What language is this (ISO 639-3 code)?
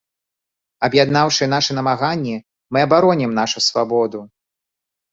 bel